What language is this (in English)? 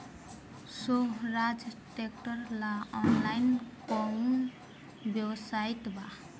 Bhojpuri